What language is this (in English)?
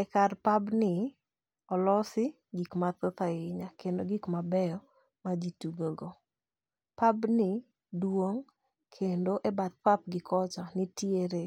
Luo (Kenya and Tanzania)